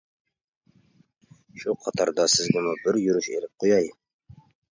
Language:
Uyghur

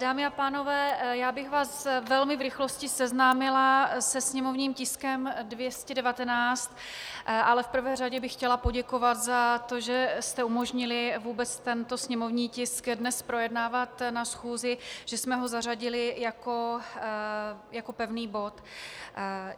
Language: Czech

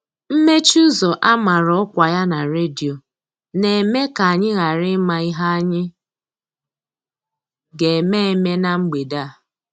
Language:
Igbo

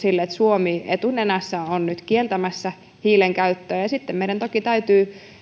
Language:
Finnish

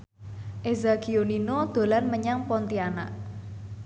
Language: Javanese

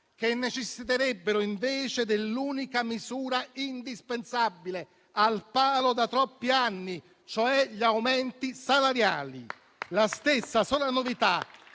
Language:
Italian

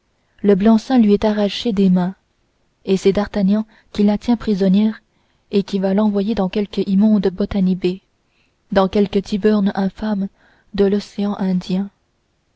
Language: French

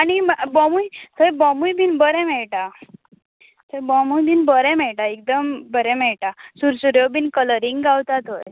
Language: Konkani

